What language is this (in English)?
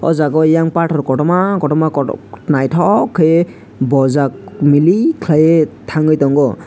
Kok Borok